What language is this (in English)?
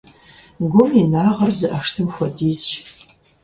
Kabardian